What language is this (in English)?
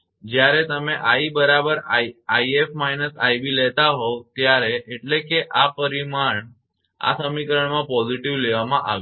Gujarati